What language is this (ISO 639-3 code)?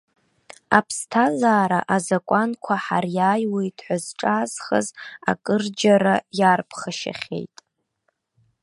abk